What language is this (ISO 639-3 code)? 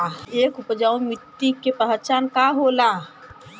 bho